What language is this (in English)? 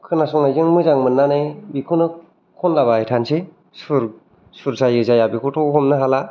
Bodo